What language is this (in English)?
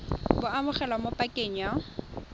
Tswana